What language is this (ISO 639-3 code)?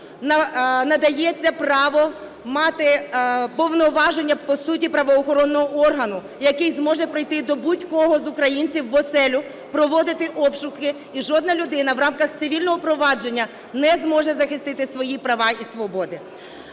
ukr